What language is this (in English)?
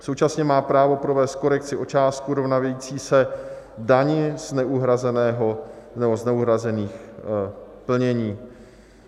Czech